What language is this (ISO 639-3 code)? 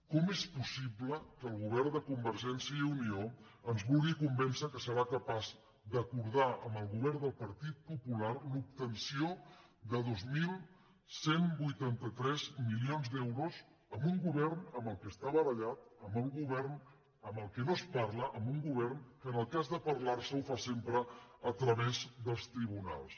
cat